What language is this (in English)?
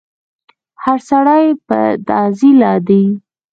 Pashto